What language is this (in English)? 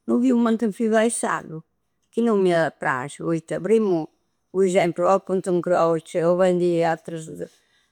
Campidanese Sardinian